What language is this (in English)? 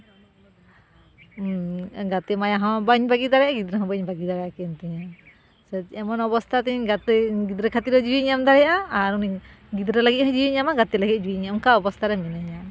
Santali